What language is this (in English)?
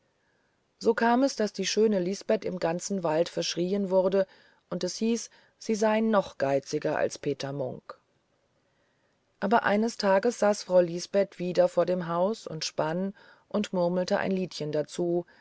German